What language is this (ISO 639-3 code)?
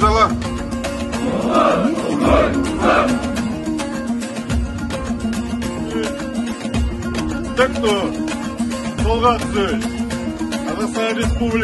ara